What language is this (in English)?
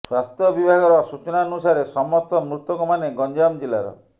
Odia